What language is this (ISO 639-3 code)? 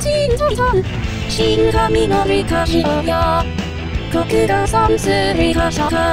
kor